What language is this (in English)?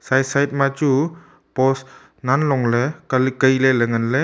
Wancho Naga